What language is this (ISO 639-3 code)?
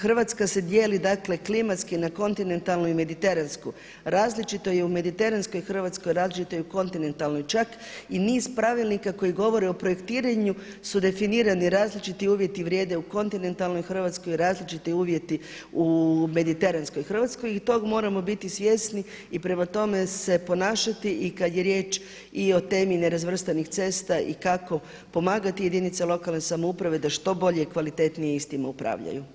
hrv